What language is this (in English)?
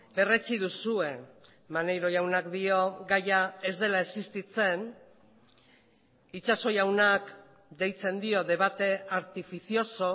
Basque